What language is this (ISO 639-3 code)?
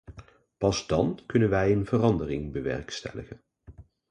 nld